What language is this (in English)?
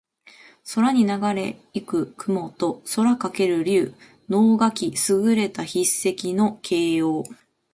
Japanese